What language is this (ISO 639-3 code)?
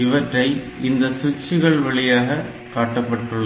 tam